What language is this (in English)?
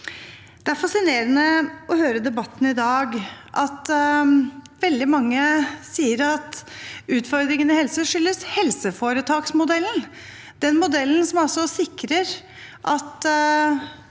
Norwegian